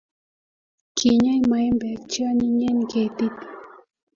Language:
Kalenjin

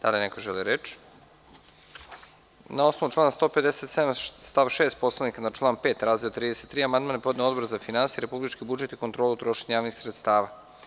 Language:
Serbian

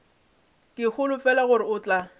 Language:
Northern Sotho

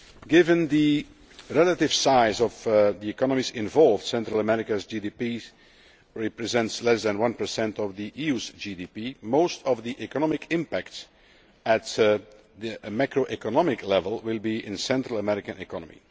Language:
English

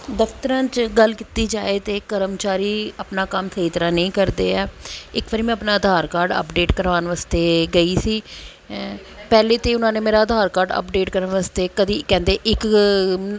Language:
Punjabi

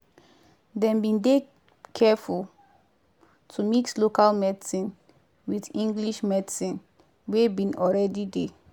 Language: Nigerian Pidgin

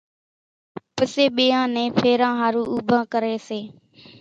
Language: Kachi Koli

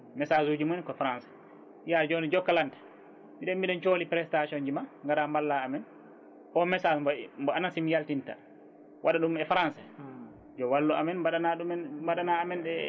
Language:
Fula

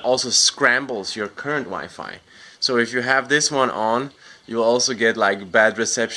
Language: English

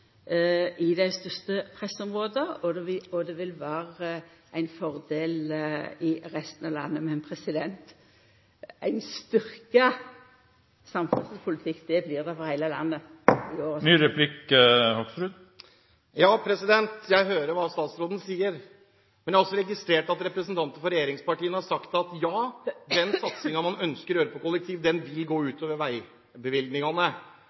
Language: Norwegian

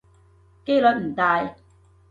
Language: Cantonese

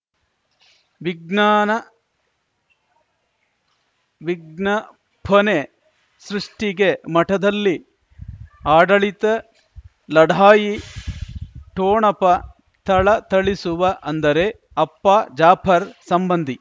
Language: Kannada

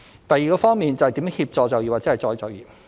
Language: Cantonese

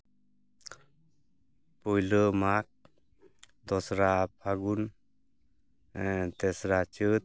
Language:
Santali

